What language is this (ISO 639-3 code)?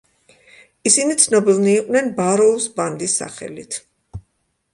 kat